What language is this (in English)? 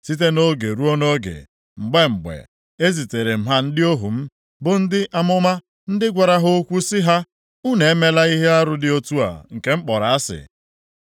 Igbo